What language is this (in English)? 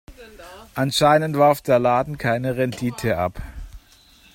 German